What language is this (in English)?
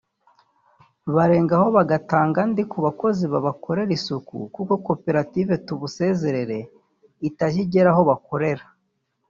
Kinyarwanda